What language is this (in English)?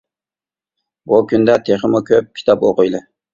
Uyghur